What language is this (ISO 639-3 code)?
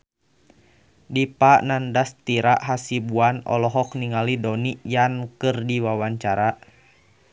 sun